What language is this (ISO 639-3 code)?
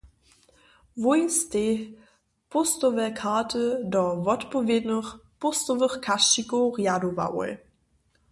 hsb